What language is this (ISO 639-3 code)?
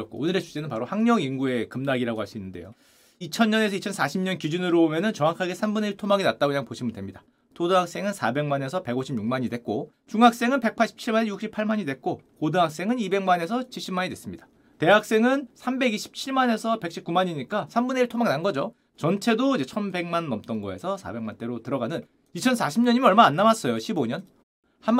kor